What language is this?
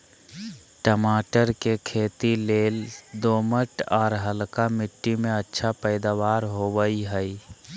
Magahi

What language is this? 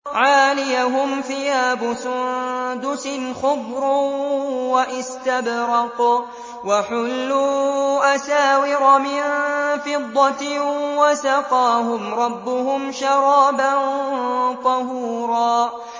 Arabic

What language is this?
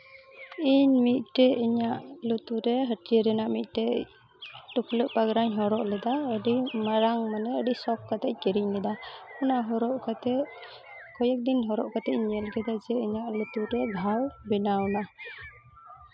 Santali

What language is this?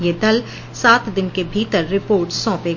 Hindi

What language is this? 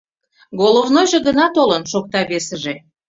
Mari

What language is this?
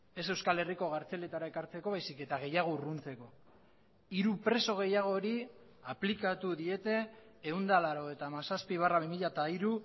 Basque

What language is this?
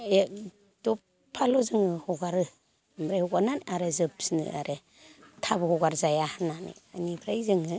Bodo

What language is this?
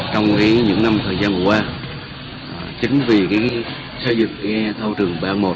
Vietnamese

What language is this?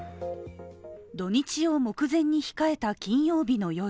Japanese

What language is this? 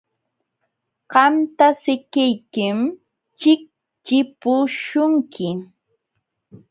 Jauja Wanca Quechua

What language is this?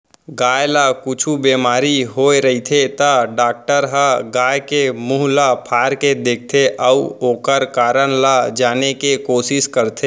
Chhattisgarhi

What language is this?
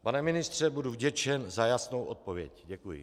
Czech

